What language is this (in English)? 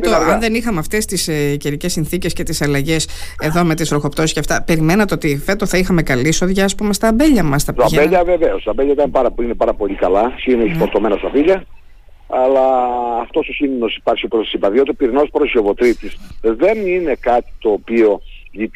Greek